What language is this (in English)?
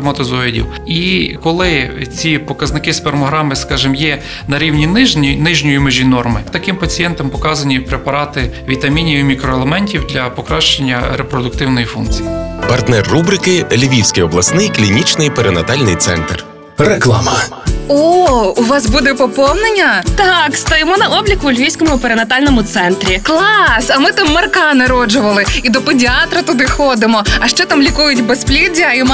Ukrainian